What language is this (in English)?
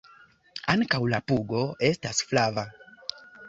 Esperanto